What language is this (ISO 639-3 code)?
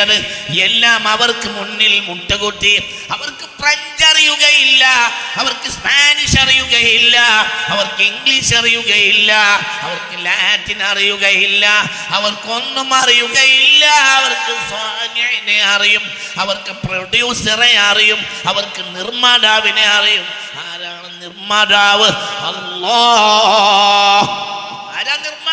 mal